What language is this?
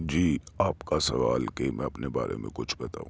Urdu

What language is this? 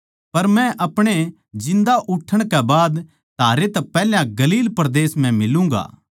Haryanvi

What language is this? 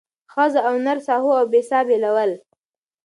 Pashto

